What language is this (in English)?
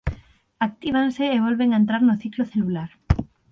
Galician